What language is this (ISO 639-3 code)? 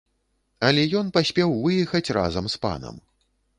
bel